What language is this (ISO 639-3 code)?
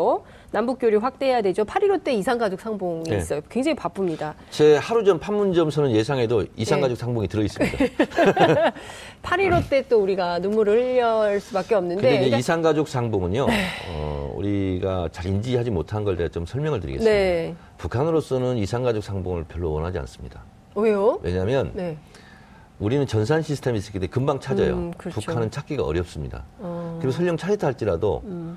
kor